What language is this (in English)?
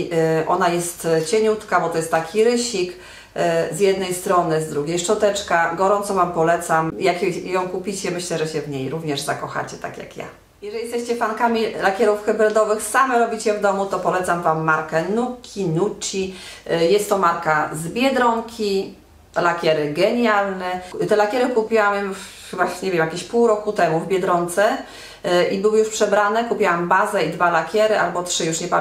Polish